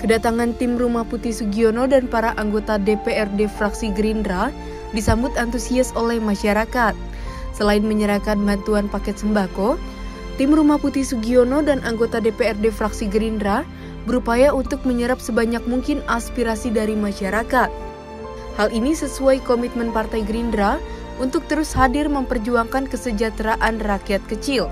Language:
Indonesian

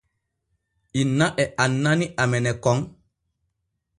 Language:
Borgu Fulfulde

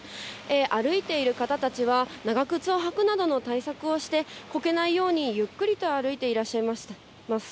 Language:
Japanese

